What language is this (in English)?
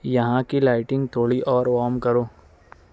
Urdu